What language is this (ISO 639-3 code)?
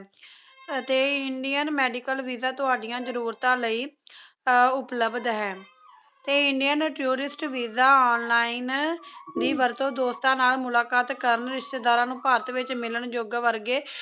pan